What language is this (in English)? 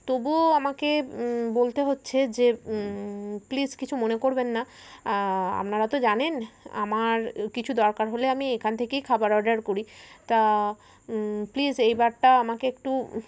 Bangla